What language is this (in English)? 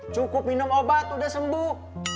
Indonesian